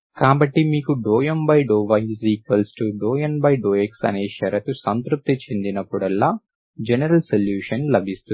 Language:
Telugu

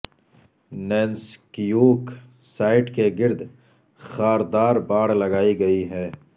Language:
Urdu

